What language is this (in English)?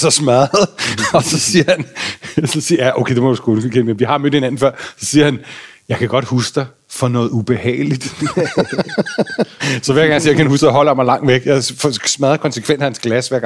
Danish